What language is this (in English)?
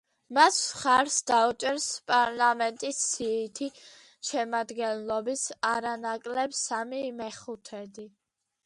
Georgian